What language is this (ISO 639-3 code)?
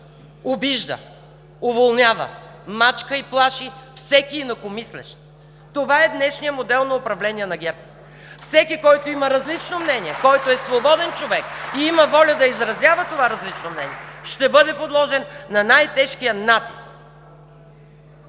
bul